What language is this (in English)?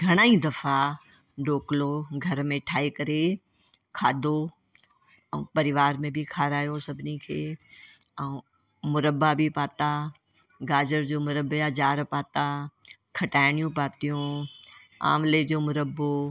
Sindhi